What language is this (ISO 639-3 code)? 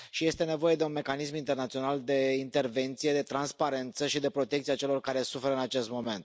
ron